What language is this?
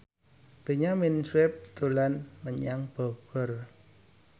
Javanese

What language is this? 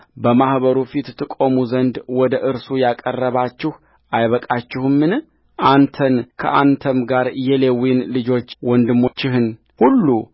Amharic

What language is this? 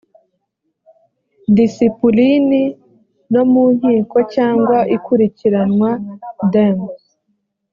Kinyarwanda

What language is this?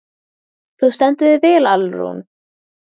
Icelandic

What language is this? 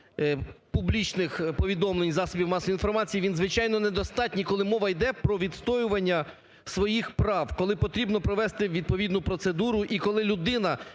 Ukrainian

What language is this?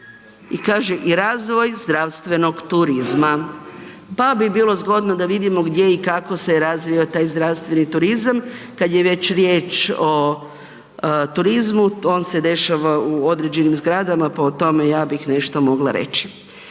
Croatian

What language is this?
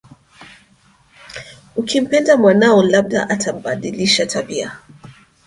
Swahili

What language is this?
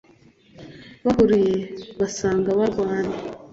Kinyarwanda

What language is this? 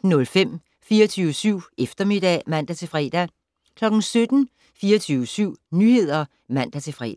Danish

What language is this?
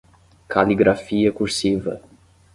Portuguese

